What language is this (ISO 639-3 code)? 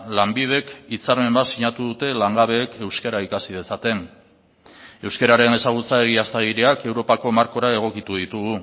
eus